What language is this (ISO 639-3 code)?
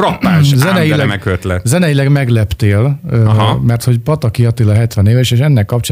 hun